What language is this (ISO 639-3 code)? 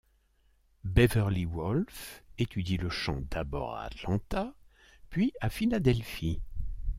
fra